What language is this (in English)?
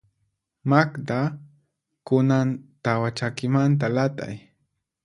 Puno Quechua